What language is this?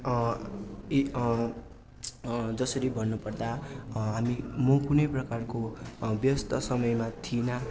Nepali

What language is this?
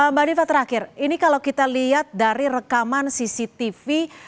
Indonesian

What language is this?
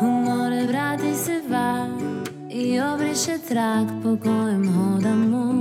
Croatian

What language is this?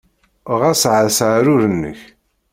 Kabyle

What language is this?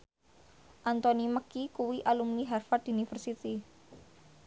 Javanese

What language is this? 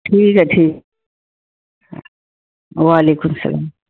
Urdu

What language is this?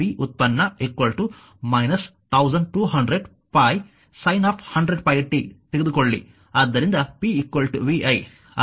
Kannada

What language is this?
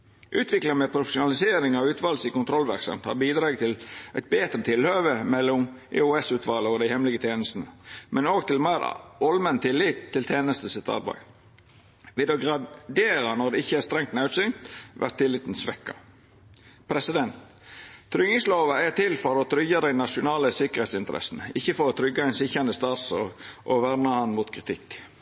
Norwegian Nynorsk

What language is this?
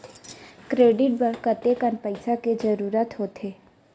Chhattisgarhi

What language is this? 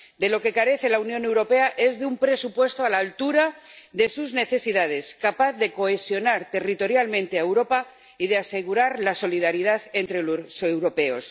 Spanish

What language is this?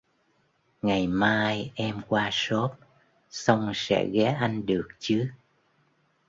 Vietnamese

